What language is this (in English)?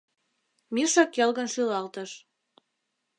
Mari